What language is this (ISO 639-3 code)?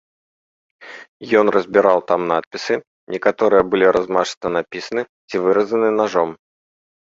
bel